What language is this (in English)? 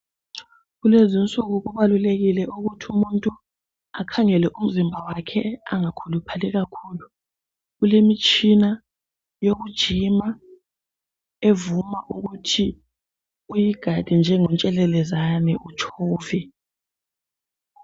North Ndebele